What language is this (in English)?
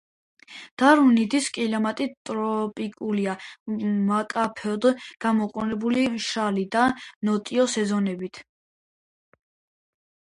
Georgian